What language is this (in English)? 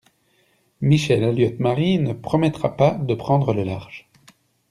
French